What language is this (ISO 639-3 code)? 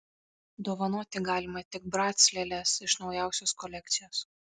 lit